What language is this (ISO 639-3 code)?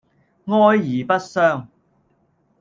yue